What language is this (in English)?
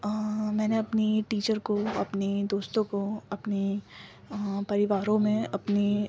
Urdu